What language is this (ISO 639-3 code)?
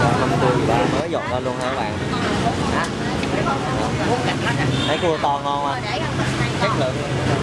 vie